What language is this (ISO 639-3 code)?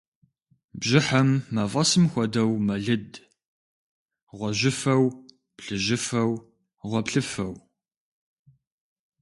kbd